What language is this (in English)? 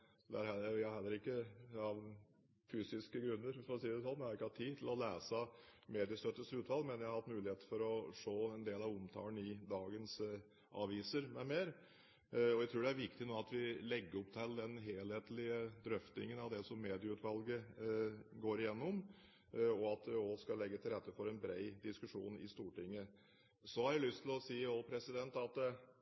Norwegian Bokmål